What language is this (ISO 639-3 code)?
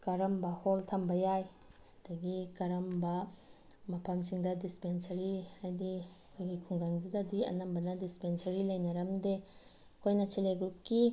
mni